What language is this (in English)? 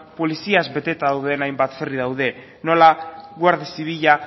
Basque